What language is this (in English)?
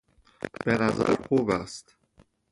Persian